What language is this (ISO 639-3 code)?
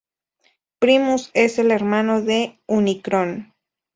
spa